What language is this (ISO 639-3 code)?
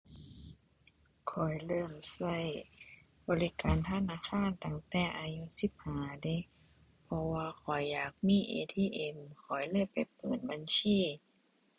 tha